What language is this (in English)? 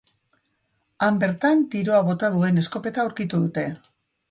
Basque